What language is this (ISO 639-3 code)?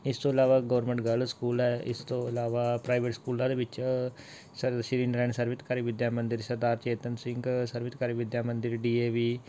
pan